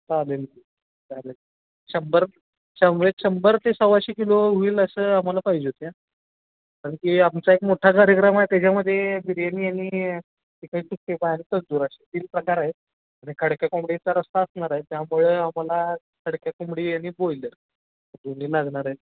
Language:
Marathi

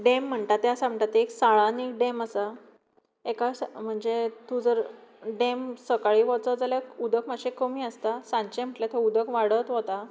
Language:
Konkani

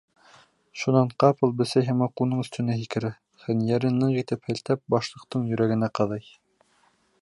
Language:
Bashkir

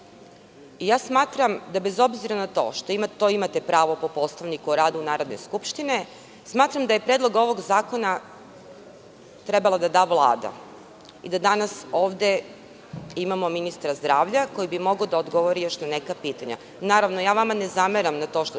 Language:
Serbian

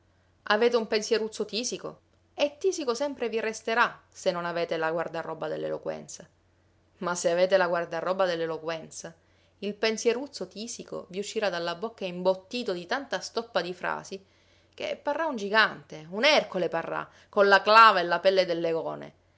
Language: Italian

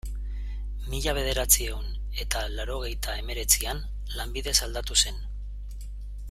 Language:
Basque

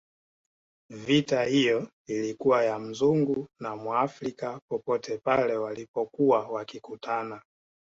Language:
Swahili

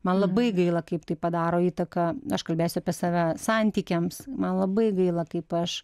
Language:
Lithuanian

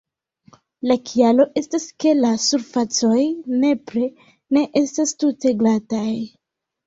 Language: Esperanto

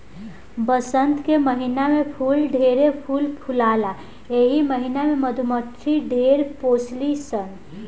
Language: Bhojpuri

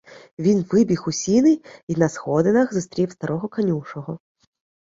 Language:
Ukrainian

